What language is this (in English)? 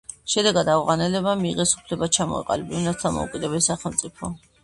Georgian